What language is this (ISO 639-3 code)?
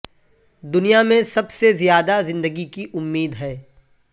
urd